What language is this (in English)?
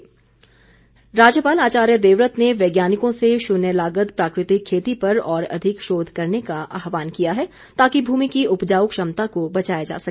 Hindi